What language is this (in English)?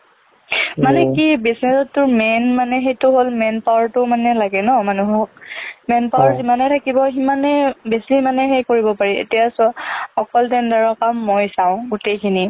Assamese